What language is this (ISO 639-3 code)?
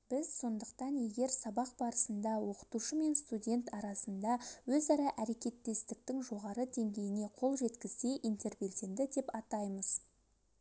kaz